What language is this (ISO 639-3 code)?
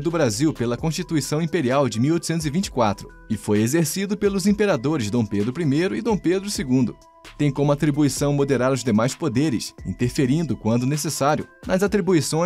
por